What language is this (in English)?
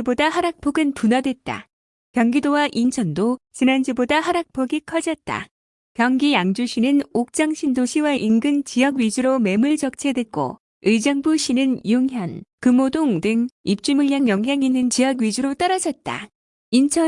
Korean